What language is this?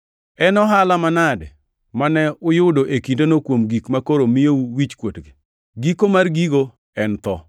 Luo (Kenya and Tanzania)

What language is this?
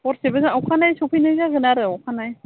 Bodo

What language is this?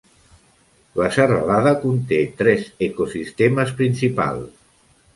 Catalan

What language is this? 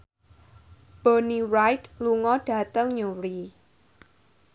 Javanese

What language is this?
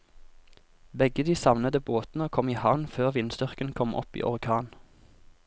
Norwegian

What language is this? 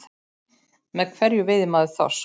Icelandic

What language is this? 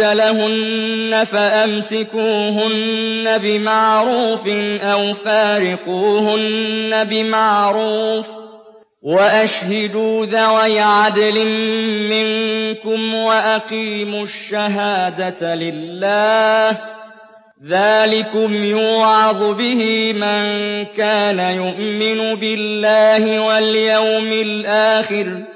Arabic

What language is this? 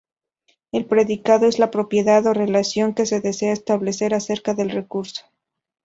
Spanish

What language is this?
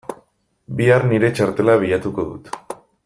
Basque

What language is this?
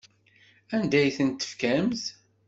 Kabyle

